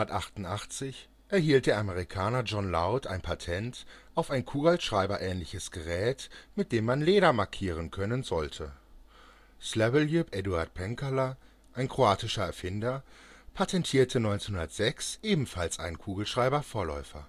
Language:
German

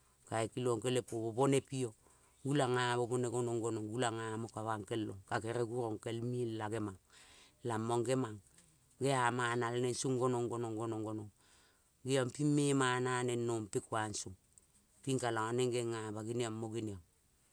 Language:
Kol (Papua New Guinea)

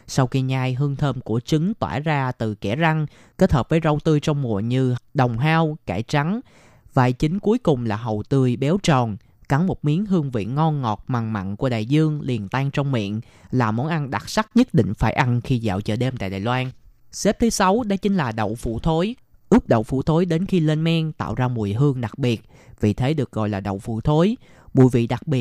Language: Vietnamese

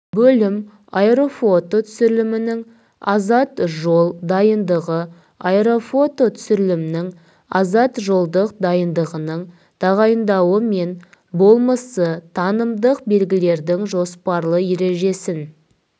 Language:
Kazakh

